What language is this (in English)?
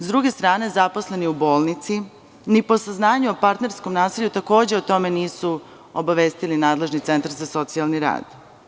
Serbian